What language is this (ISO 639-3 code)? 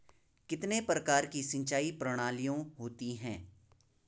hin